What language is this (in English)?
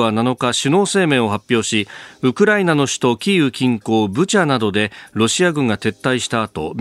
Japanese